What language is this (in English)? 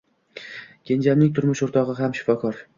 Uzbek